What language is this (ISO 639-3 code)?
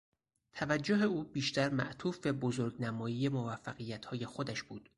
fas